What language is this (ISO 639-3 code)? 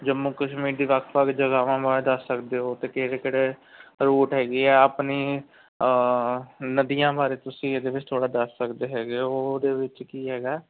pan